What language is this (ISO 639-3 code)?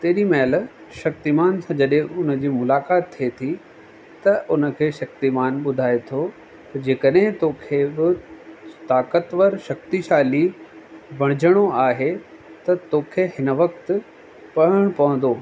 snd